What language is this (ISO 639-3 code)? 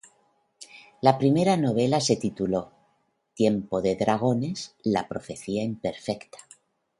spa